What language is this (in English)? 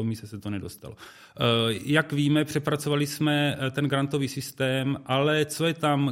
Czech